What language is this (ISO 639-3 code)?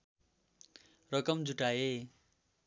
nep